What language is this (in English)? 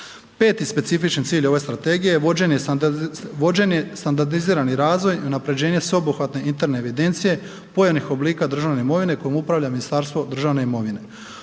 Croatian